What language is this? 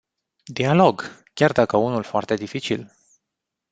Romanian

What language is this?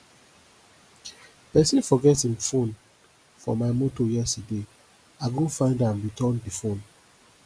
Nigerian Pidgin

